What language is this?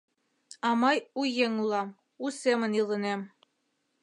Mari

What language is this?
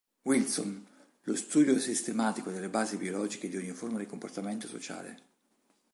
Italian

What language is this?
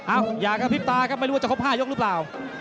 Thai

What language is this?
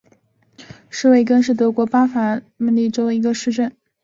Chinese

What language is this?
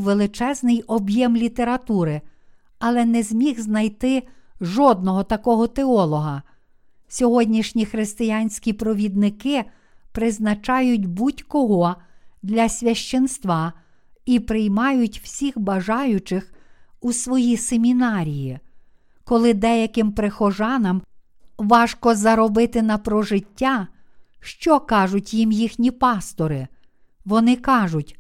Ukrainian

